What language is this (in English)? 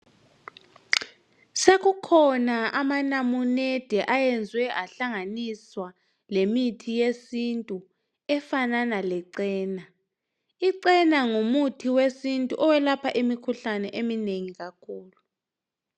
North Ndebele